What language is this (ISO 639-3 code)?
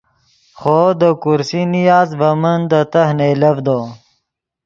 ydg